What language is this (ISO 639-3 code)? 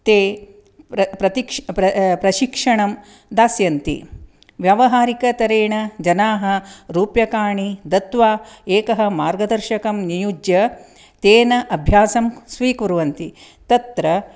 san